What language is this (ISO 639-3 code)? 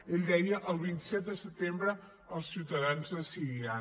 cat